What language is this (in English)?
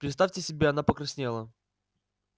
Russian